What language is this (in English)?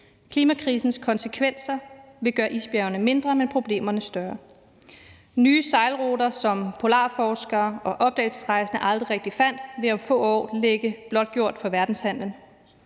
Danish